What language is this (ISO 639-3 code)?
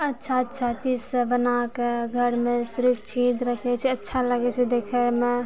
mai